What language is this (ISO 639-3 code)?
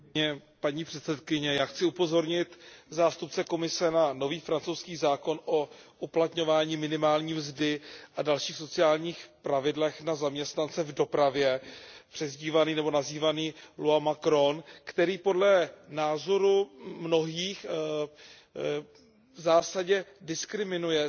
ces